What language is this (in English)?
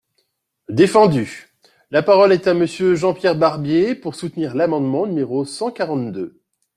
French